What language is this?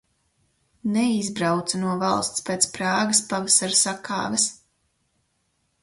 Latvian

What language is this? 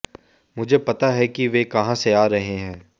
Hindi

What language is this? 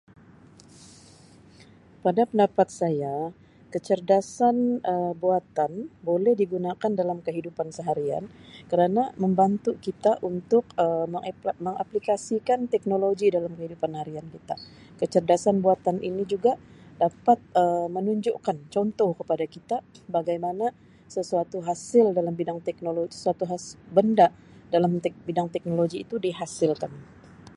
Sabah Malay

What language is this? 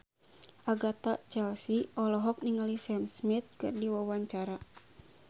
Sundanese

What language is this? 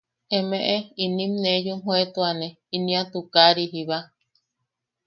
Yaqui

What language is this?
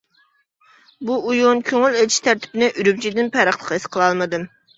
Uyghur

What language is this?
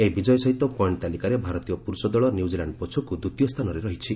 Odia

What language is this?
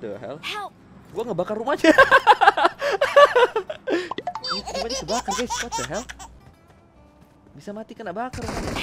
Indonesian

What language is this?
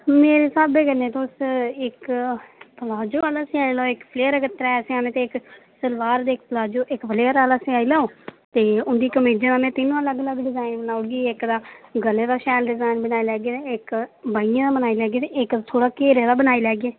Dogri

